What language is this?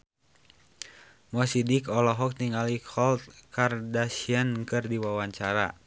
Sundanese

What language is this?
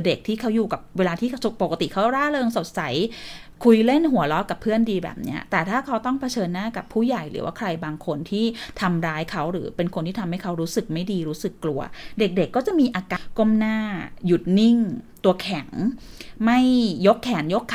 Thai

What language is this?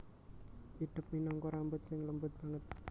Javanese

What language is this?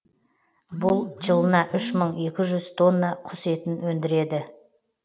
Kazakh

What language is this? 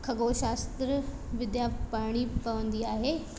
Sindhi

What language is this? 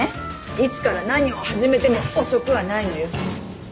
Japanese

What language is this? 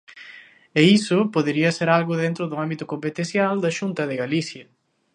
Galician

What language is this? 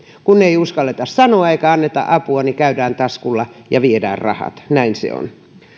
Finnish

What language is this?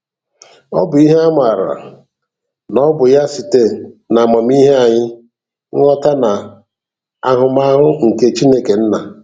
Igbo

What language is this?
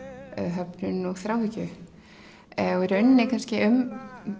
Icelandic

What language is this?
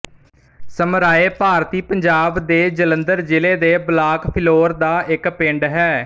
Punjabi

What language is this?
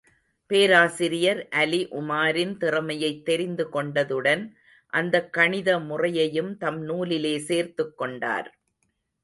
Tamil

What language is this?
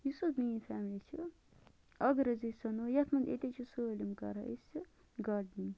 Kashmiri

